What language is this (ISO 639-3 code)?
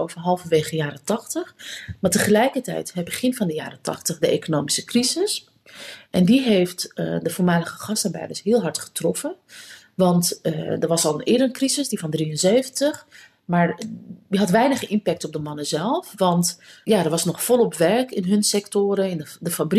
nld